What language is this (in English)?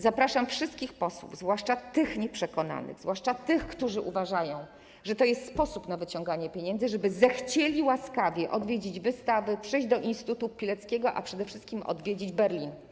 Polish